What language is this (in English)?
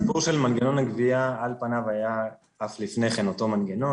Hebrew